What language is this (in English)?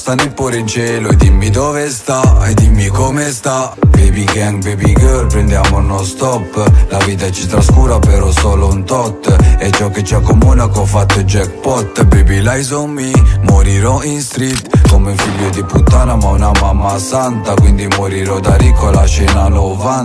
Italian